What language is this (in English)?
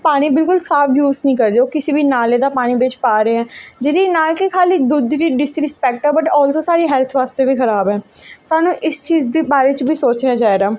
Dogri